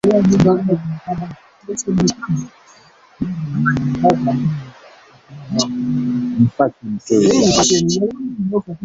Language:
Swahili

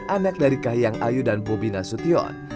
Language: Indonesian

